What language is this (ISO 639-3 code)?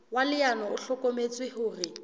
sot